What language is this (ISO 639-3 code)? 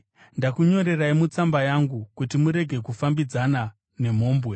sna